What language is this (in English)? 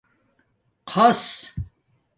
Domaaki